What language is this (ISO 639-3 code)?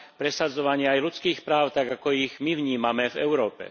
slk